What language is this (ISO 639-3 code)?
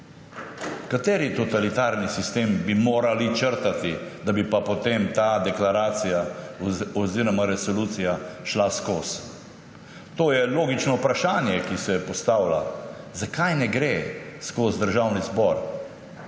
slv